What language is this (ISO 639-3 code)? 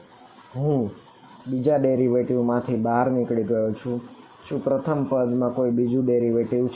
guj